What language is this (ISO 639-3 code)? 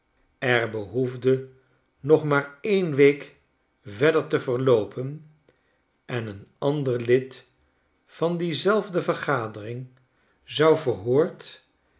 nld